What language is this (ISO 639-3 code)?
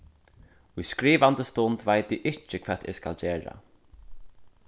fao